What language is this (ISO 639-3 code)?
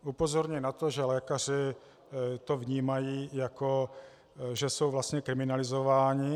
ces